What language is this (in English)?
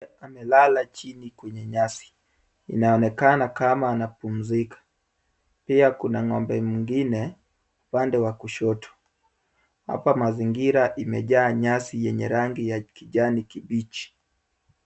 Swahili